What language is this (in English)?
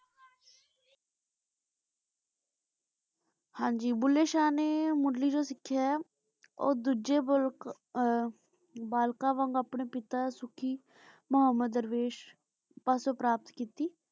Punjabi